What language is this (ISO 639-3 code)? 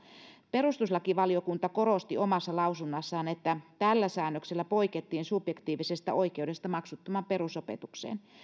fin